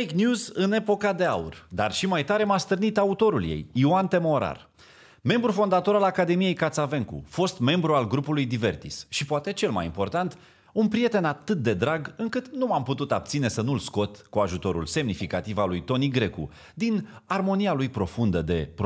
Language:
Romanian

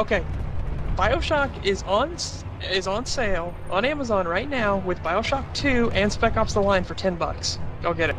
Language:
English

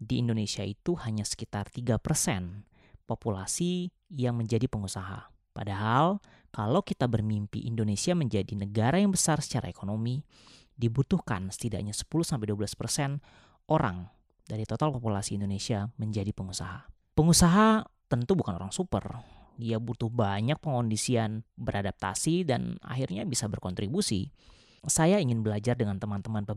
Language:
Indonesian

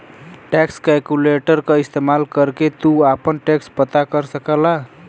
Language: Bhojpuri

